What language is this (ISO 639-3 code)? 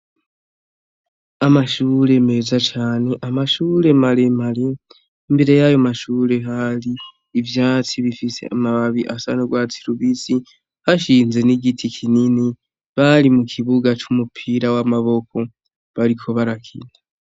run